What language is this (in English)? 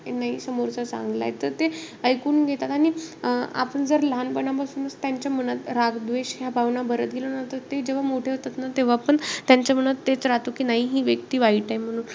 Marathi